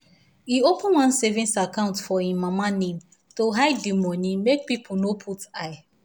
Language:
Nigerian Pidgin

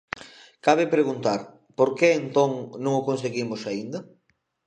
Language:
Galician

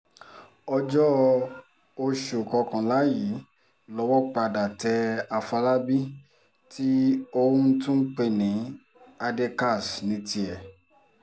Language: Yoruba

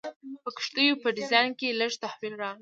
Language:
Pashto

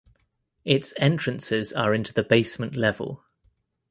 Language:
English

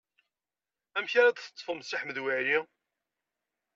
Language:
Kabyle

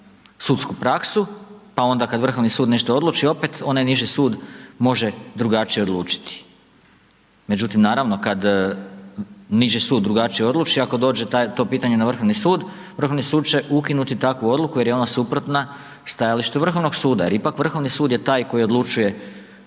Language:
Croatian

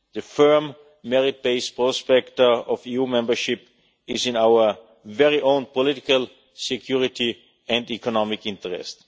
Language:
English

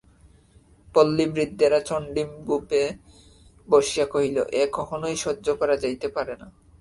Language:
Bangla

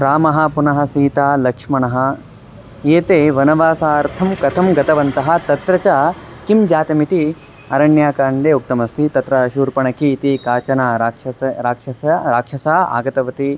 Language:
Sanskrit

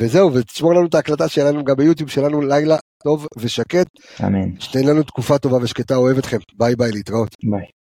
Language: Hebrew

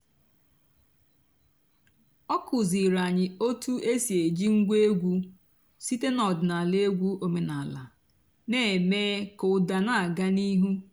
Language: Igbo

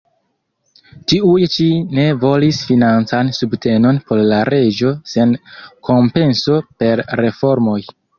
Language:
Esperanto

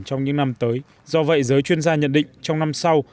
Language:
Vietnamese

